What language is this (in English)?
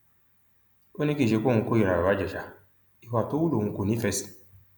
Yoruba